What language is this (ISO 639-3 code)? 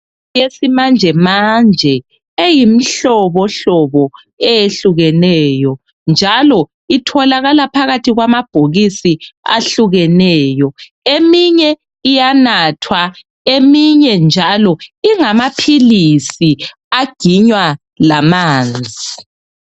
nde